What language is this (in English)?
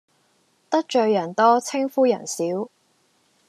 Cantonese